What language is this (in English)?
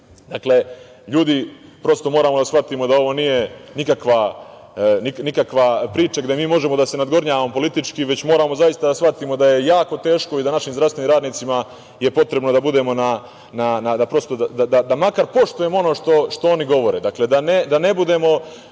Serbian